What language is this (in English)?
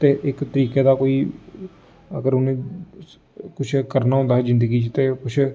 Dogri